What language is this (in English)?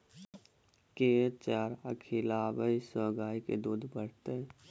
Maithili